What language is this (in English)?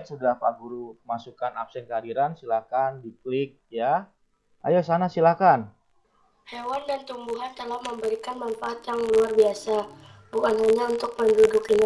Indonesian